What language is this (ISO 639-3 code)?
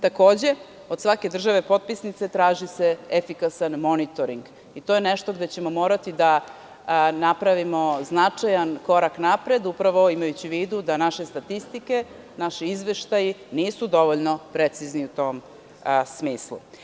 srp